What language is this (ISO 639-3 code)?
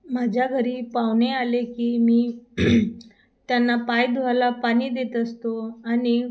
mar